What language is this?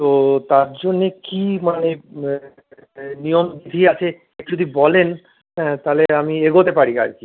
Bangla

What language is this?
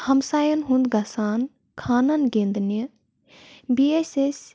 Kashmiri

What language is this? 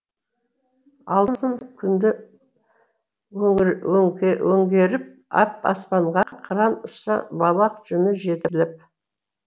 Kazakh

